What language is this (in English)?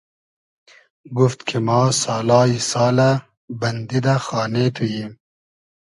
Hazaragi